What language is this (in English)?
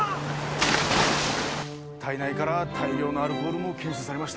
Japanese